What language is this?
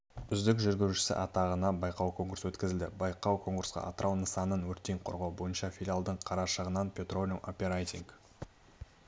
Kazakh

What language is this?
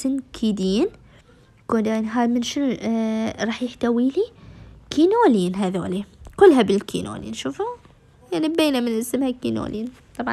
Arabic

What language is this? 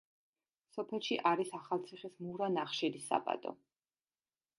Georgian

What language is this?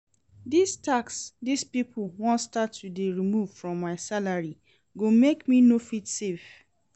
Nigerian Pidgin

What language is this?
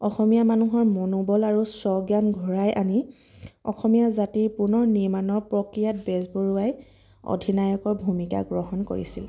Assamese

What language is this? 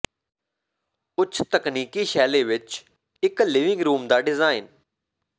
Punjabi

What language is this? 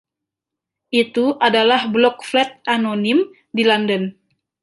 Indonesian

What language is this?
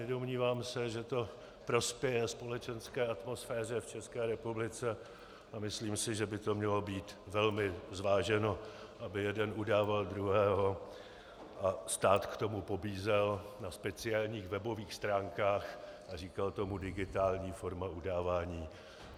Czech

